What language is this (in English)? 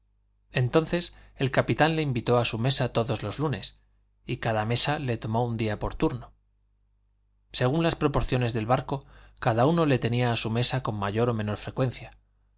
Spanish